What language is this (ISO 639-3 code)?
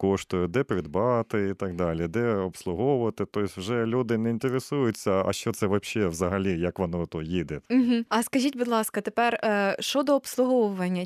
ukr